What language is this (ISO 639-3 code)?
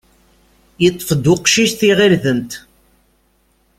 kab